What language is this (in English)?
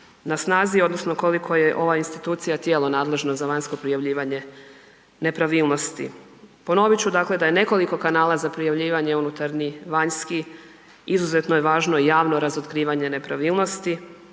Croatian